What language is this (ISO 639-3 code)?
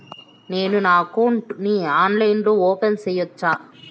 tel